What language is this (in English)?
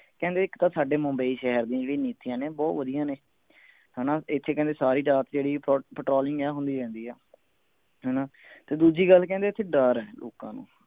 Punjabi